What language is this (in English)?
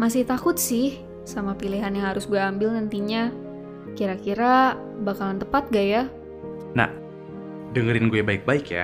Indonesian